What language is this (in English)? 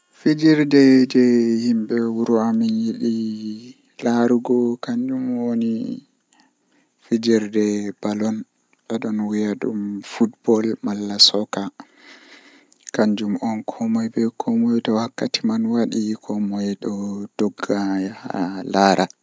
Western Niger Fulfulde